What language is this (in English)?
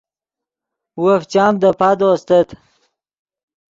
Yidgha